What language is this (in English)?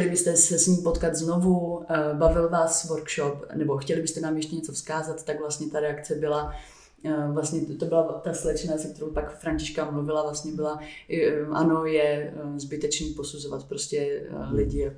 Czech